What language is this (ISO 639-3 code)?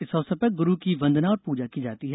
hin